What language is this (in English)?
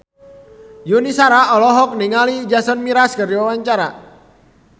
Sundanese